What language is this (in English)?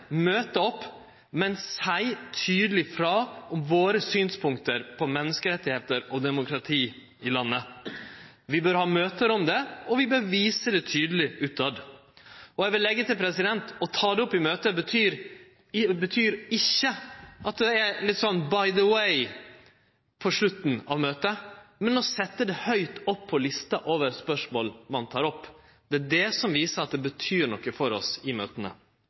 Norwegian Nynorsk